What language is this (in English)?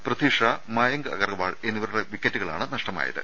Malayalam